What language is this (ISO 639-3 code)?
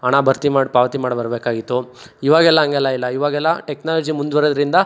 kan